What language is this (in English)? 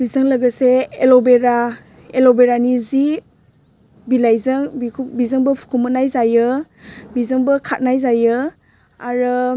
Bodo